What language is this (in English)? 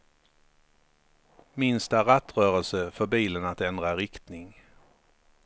Swedish